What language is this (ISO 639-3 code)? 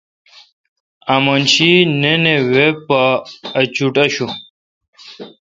xka